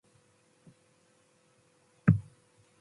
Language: Matsés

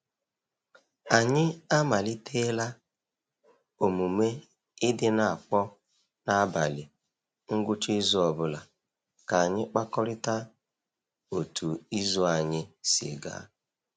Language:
Igbo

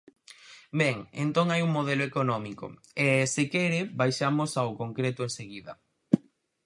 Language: Galician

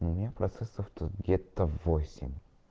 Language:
Russian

